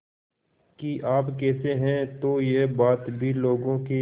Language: Hindi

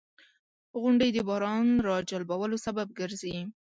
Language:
Pashto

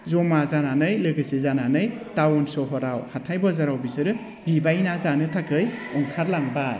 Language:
Bodo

